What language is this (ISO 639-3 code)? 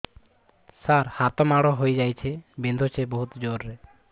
ori